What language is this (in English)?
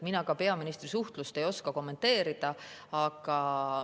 Estonian